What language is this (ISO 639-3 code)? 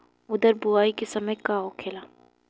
bho